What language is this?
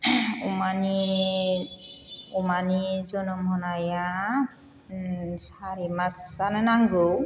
Bodo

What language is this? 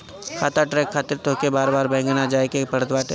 Bhojpuri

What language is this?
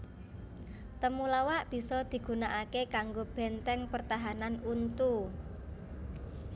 Javanese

